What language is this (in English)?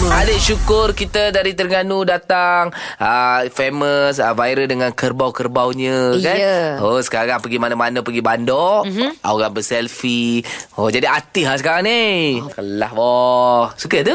Malay